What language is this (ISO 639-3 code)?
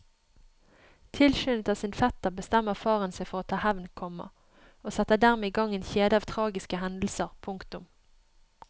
nor